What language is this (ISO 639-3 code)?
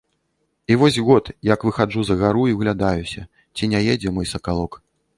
bel